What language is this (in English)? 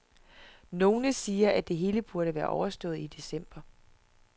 Danish